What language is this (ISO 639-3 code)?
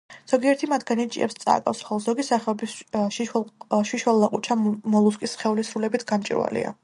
kat